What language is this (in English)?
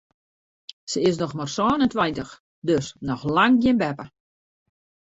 Western Frisian